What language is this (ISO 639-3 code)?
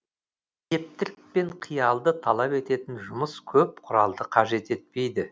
kaz